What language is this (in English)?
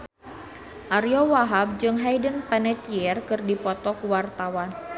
Sundanese